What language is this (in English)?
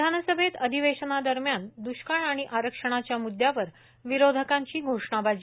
Marathi